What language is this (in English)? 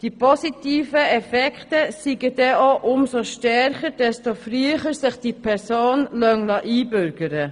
Swiss German